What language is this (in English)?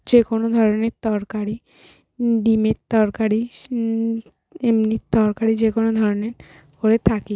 Bangla